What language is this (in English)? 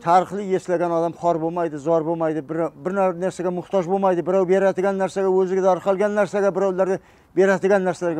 Turkish